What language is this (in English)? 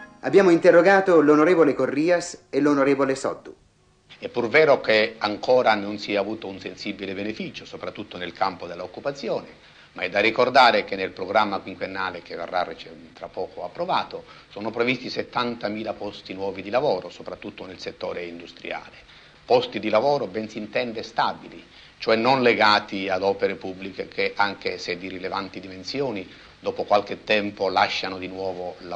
Italian